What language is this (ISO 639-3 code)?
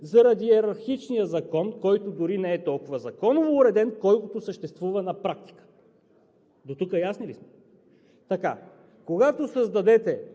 bul